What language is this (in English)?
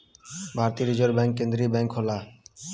Bhojpuri